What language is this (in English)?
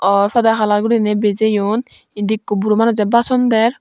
Chakma